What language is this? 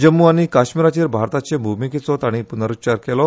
Konkani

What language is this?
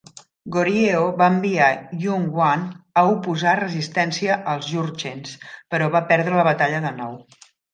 Catalan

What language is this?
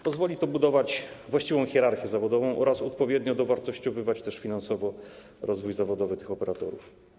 Polish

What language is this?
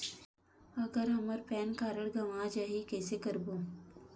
Chhattisgarhi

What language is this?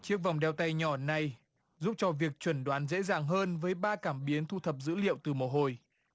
Vietnamese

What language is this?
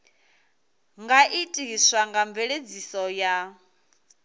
Venda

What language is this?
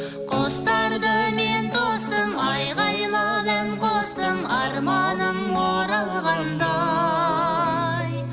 Kazakh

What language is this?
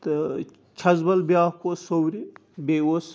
Kashmiri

